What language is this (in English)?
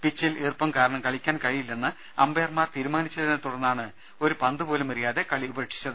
Malayalam